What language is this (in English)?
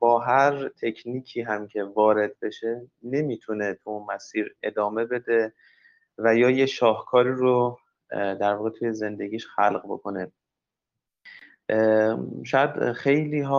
Persian